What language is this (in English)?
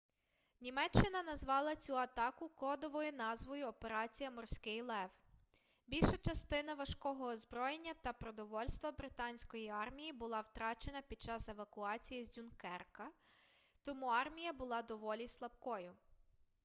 Ukrainian